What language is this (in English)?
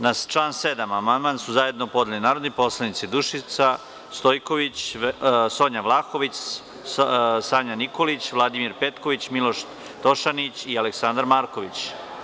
Serbian